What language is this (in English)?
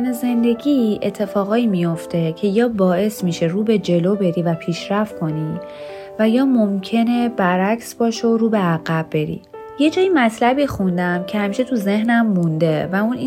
Persian